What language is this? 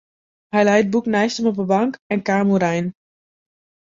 Western Frisian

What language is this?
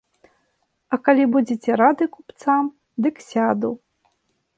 Belarusian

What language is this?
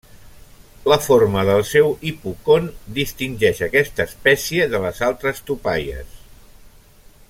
Catalan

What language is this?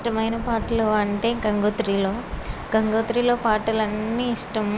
Telugu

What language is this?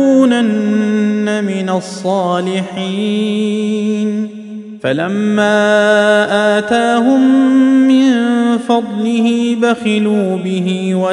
Arabic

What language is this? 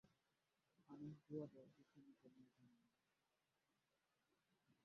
Swahili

